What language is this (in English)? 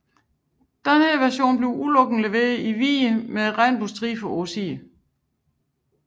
Danish